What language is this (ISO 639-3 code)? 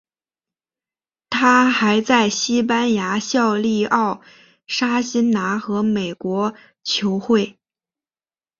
zho